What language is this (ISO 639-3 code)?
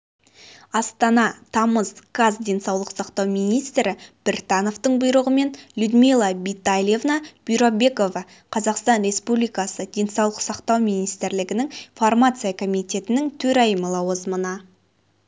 kaz